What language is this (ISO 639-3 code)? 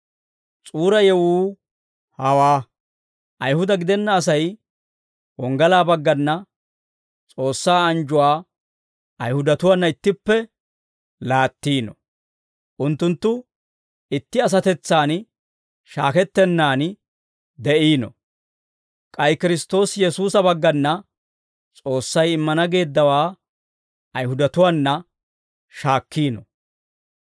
dwr